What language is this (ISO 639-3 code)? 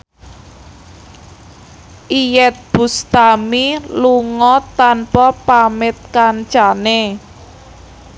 jav